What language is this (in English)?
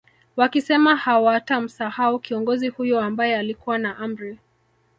Swahili